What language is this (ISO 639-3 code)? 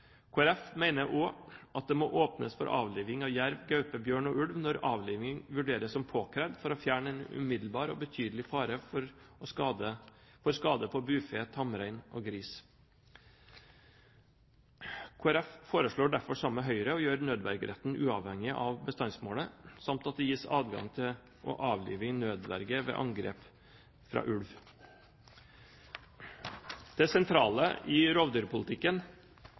nno